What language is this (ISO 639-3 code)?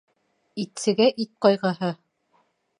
bak